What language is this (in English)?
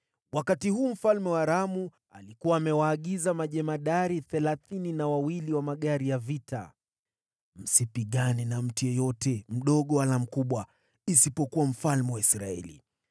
Swahili